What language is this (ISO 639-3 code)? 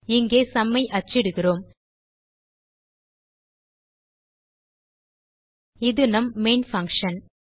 tam